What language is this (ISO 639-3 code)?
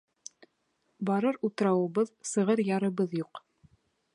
bak